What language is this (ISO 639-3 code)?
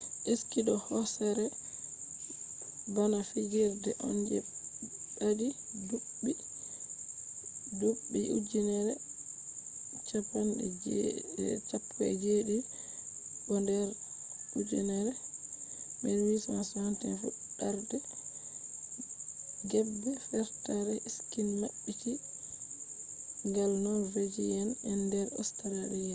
ful